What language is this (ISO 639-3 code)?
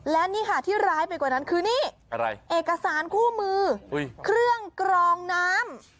tha